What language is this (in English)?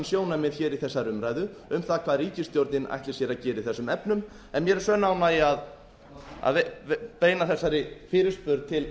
Icelandic